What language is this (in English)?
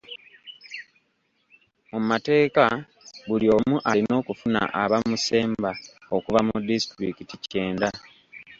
Ganda